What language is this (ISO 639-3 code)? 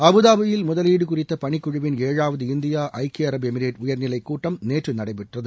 tam